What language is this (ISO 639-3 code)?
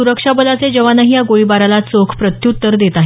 mar